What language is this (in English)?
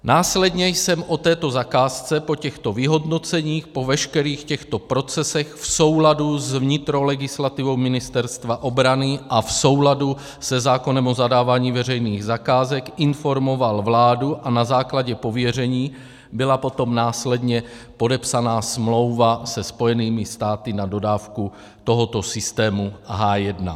Czech